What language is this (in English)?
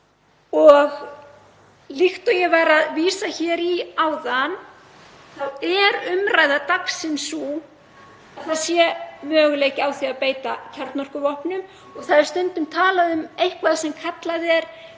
Icelandic